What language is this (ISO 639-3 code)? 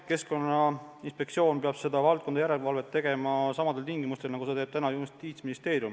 est